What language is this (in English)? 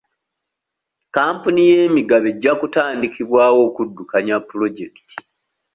Ganda